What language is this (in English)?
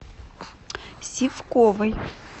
Russian